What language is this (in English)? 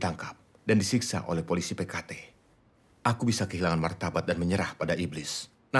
Indonesian